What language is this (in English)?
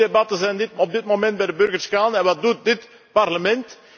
Dutch